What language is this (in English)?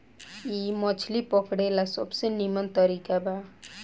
Bhojpuri